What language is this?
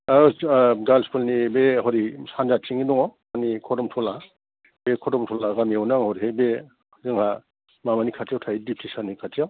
Bodo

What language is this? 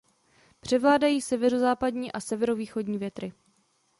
Czech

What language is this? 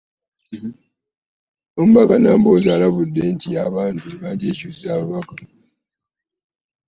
Ganda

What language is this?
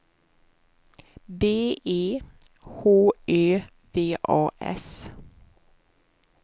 Swedish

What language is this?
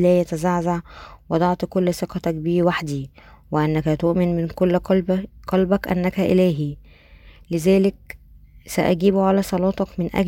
Arabic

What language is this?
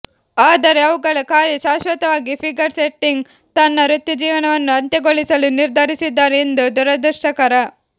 Kannada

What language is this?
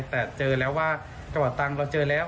Thai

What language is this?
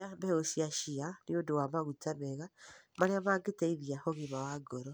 Kikuyu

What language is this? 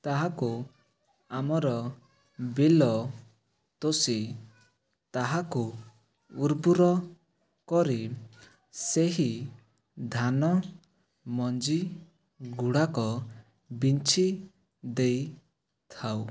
Odia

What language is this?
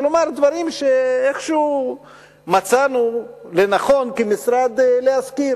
Hebrew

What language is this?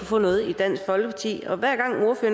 Danish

